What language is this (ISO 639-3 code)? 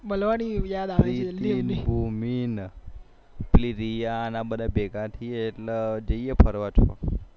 guj